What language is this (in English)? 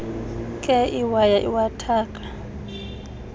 Xhosa